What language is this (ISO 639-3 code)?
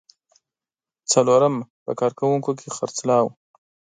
pus